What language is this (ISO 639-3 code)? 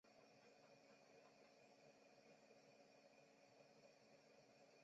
zho